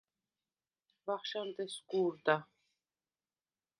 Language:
Svan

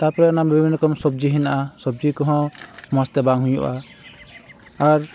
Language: Santali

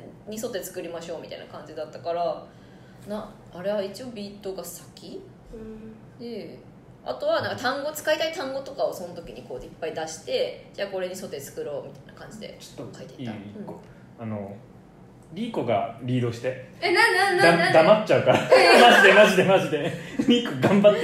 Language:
Japanese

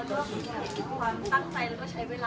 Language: Thai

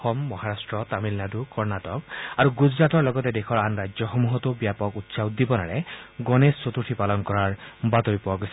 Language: Assamese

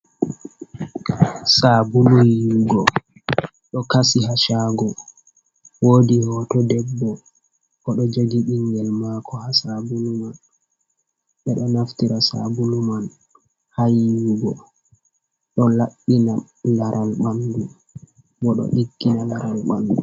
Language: Fula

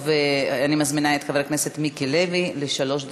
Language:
Hebrew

